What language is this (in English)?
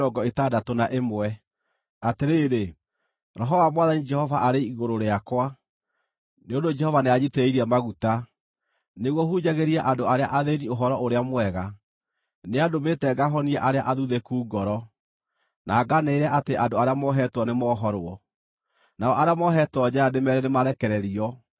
Kikuyu